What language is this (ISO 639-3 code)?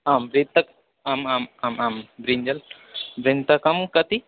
san